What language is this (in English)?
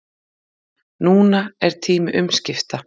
Icelandic